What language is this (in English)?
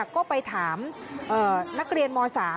Thai